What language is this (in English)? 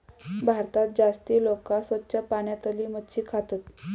Marathi